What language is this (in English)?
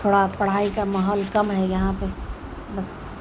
Urdu